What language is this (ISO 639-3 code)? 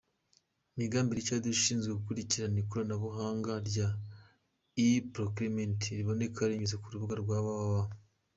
kin